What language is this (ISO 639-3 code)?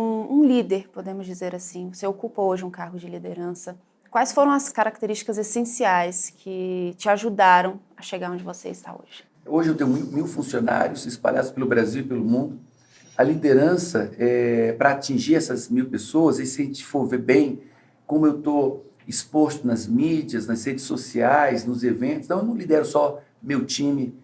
por